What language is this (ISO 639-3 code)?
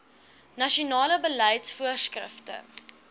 afr